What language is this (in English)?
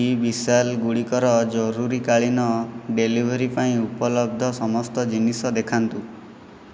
Odia